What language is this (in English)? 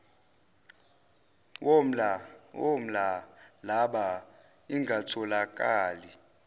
Zulu